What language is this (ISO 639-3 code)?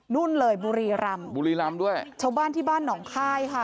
tha